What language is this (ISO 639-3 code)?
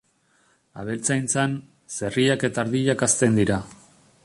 eus